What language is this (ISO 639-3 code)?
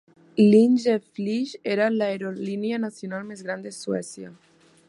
cat